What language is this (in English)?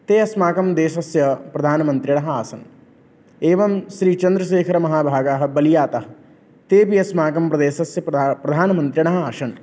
Sanskrit